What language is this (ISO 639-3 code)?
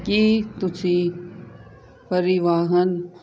pan